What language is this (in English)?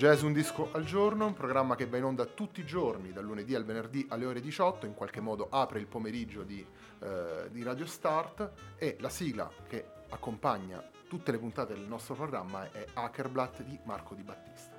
Italian